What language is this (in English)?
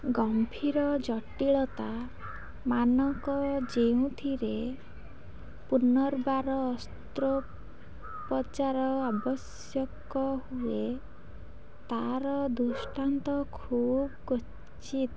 Odia